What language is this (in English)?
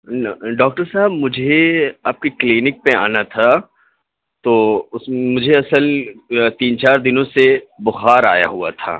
Urdu